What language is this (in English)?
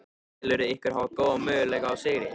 Icelandic